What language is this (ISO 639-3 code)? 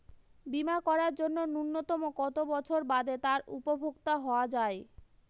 ben